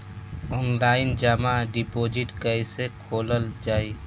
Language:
Bhojpuri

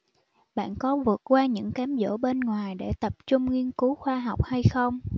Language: Vietnamese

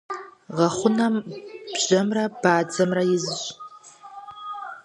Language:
Kabardian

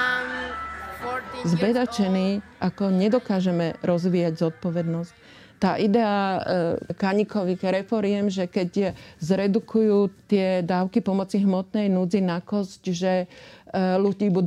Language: Slovak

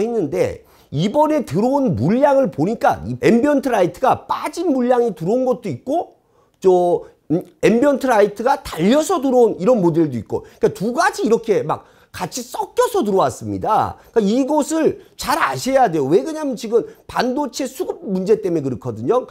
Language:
Korean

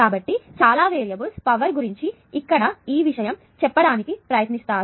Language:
Telugu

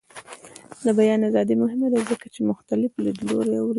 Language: Pashto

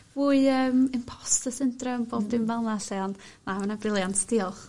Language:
Welsh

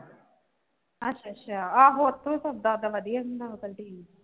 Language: Punjabi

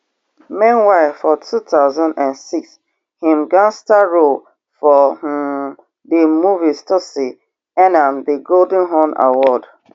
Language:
Nigerian Pidgin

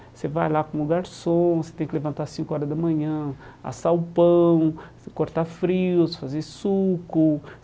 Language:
Portuguese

